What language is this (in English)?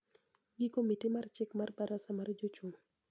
Luo (Kenya and Tanzania)